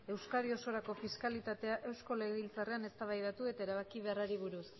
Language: Basque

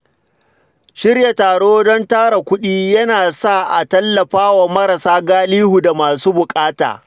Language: Hausa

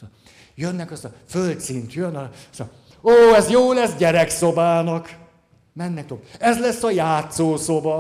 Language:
Hungarian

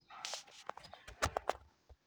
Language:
Somali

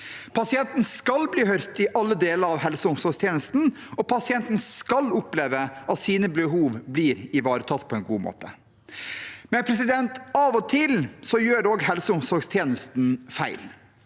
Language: Norwegian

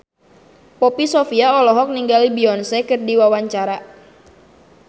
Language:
Sundanese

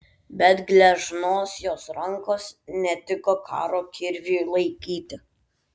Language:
Lithuanian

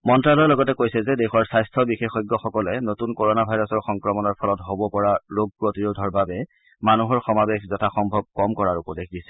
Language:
Assamese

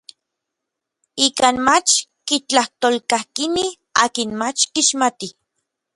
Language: Orizaba Nahuatl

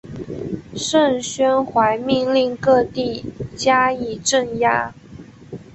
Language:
Chinese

